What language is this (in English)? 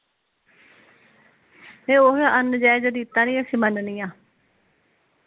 Punjabi